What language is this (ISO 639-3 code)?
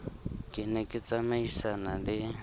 sot